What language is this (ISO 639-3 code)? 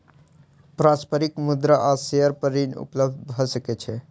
mai